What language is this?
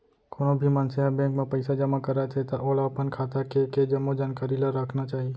Chhattisgarhi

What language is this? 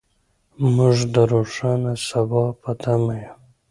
Pashto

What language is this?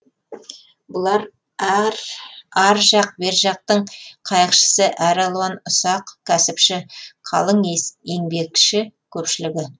Kazakh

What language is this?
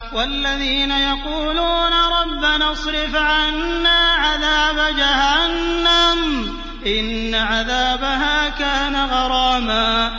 Arabic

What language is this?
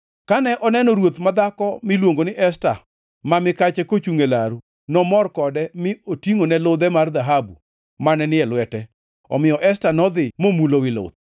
Luo (Kenya and Tanzania)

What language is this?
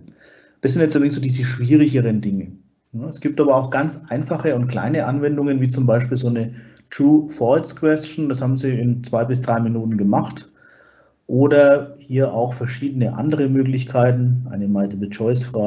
German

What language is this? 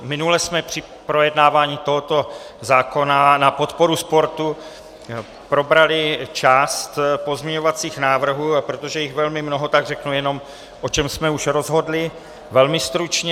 Czech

